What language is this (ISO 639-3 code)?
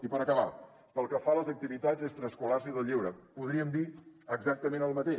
cat